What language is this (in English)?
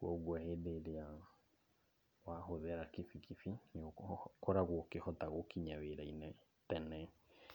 Kikuyu